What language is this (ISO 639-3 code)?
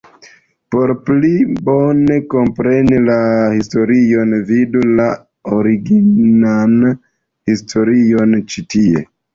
epo